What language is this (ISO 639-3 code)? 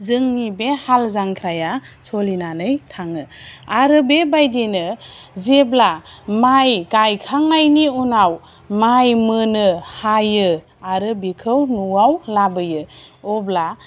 brx